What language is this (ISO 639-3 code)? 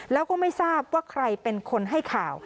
tha